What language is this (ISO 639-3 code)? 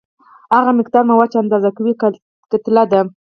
pus